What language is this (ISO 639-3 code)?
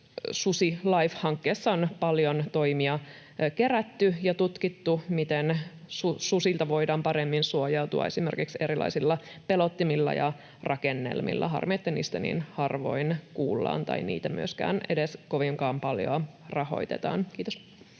fin